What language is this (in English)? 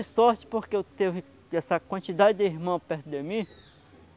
Portuguese